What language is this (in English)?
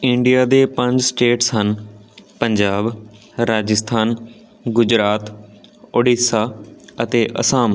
Punjabi